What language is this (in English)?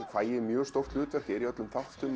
Icelandic